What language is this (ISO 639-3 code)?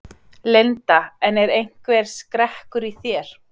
isl